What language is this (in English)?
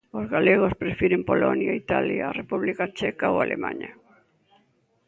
Galician